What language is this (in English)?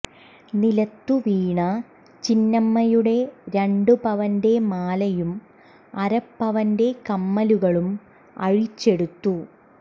Malayalam